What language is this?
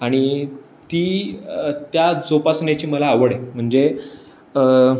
Marathi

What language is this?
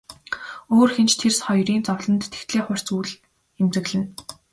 Mongolian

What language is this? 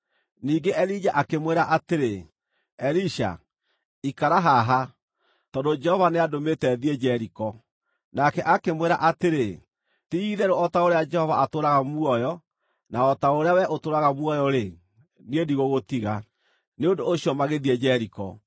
Kikuyu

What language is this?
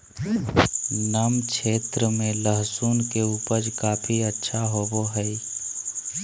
Magahi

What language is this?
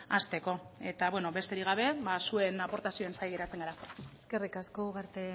Basque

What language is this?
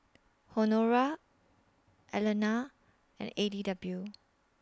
English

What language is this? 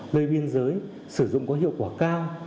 Vietnamese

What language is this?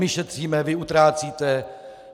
Czech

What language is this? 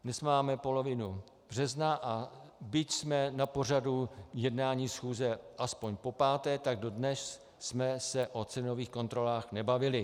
Czech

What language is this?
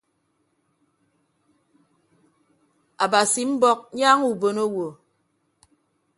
Ibibio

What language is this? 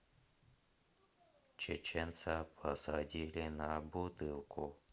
Russian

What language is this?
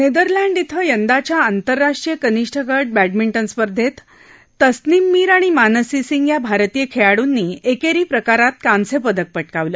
Marathi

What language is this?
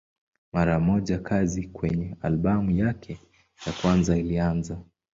Swahili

